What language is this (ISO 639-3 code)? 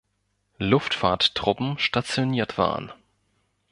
deu